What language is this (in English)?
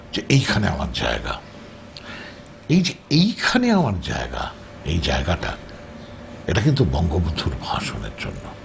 Bangla